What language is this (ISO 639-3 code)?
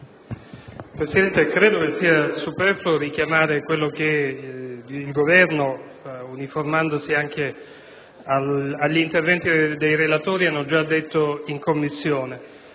ita